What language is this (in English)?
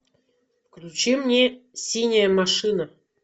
Russian